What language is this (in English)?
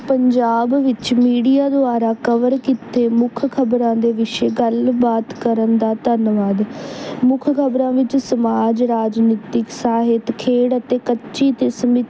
Punjabi